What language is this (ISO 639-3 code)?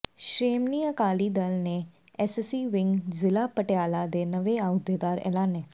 pan